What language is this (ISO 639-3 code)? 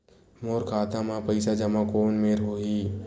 hne